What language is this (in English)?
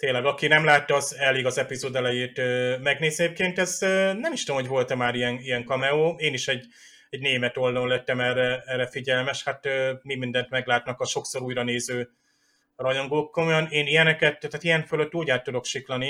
Hungarian